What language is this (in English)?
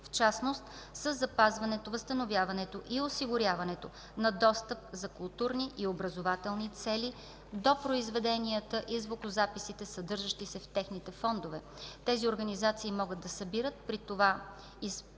Bulgarian